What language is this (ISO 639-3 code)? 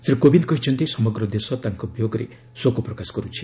ori